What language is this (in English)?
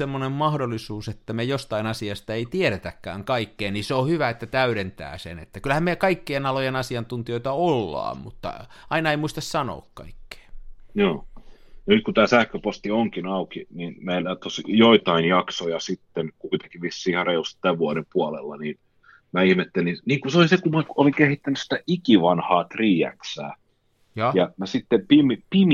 Finnish